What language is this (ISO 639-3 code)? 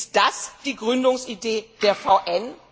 deu